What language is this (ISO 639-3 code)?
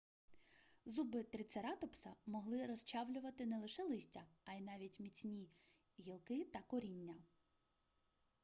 ukr